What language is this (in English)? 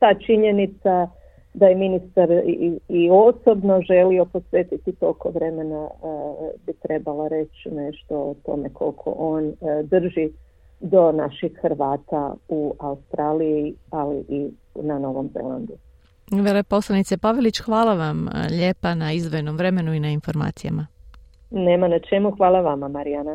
Croatian